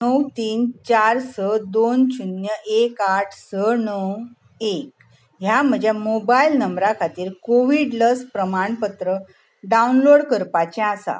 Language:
Konkani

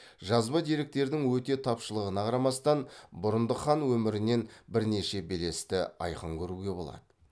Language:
Kazakh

